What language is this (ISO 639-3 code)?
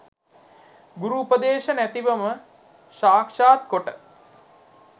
sin